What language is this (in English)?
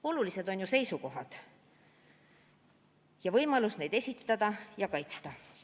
Estonian